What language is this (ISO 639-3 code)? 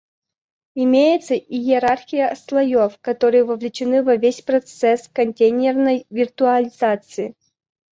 rus